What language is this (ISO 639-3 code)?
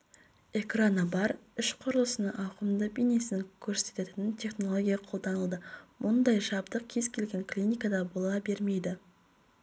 kaz